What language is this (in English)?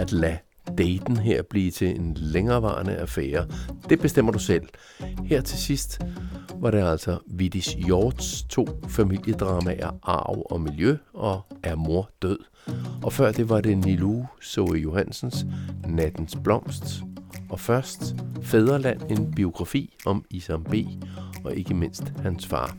Danish